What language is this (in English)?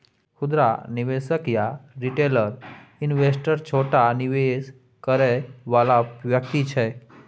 Maithili